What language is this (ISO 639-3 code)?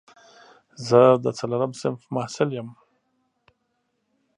pus